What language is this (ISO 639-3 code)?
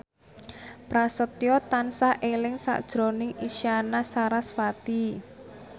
jav